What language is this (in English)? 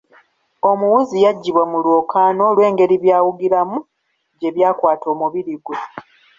Ganda